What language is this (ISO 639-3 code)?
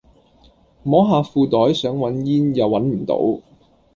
yue